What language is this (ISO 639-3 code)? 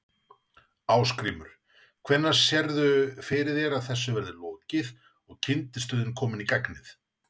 isl